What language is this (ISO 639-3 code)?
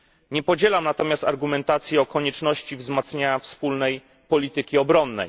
pol